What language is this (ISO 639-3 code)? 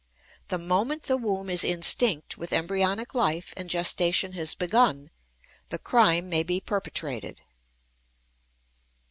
eng